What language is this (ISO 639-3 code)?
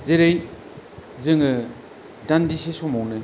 brx